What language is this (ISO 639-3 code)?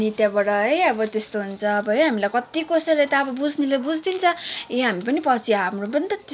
nep